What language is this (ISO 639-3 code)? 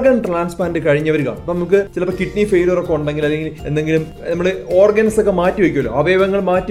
mal